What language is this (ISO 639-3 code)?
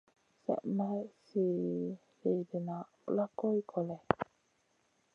mcn